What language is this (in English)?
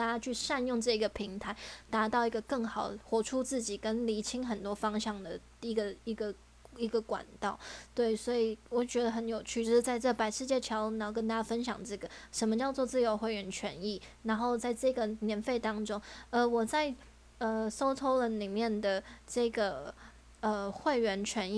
Chinese